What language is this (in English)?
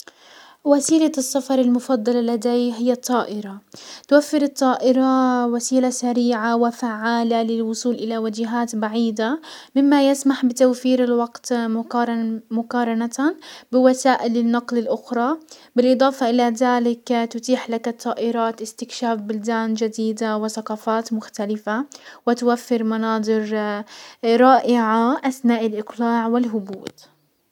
Hijazi Arabic